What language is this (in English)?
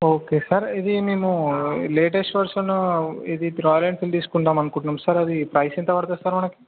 Telugu